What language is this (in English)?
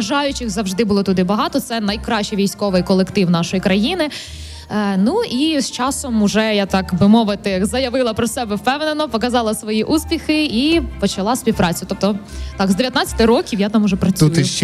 Ukrainian